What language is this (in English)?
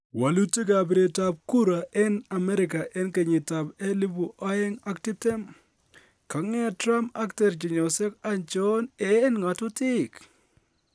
Kalenjin